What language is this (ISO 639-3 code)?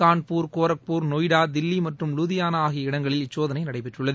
tam